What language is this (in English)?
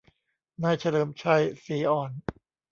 Thai